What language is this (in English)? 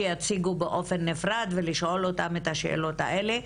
Hebrew